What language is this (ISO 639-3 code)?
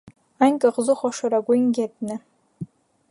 hye